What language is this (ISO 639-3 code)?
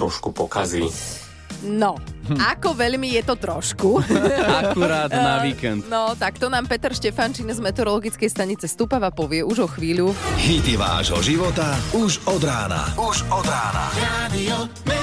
slk